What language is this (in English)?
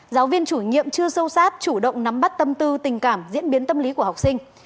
Vietnamese